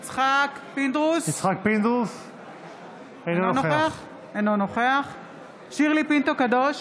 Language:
Hebrew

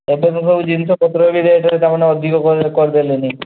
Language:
Odia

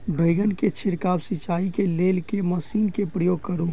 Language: Maithili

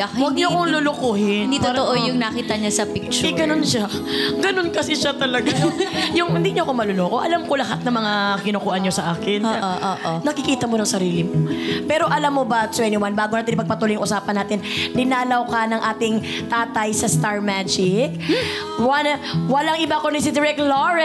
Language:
Filipino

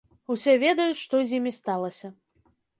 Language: Belarusian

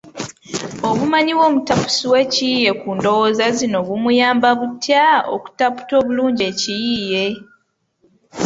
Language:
Ganda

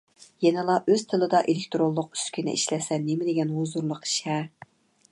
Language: Uyghur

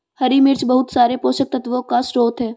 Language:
Hindi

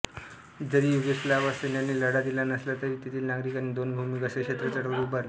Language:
Marathi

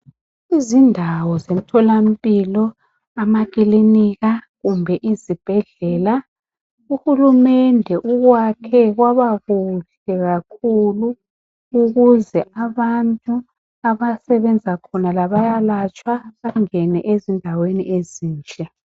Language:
North Ndebele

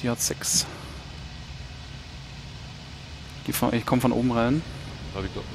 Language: German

